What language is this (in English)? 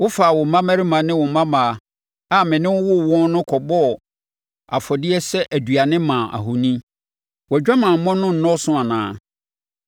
Akan